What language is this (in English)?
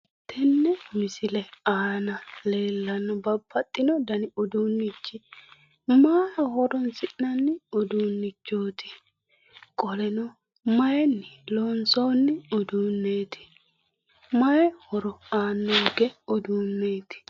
Sidamo